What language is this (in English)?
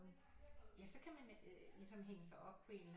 Danish